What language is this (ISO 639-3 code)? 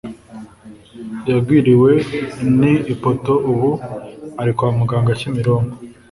kin